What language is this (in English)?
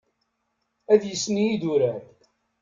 Kabyle